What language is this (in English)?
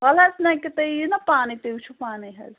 Kashmiri